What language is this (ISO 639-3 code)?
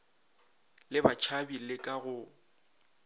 nso